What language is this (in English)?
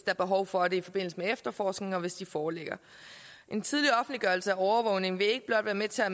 Danish